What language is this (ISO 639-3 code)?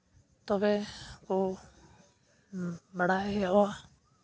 sat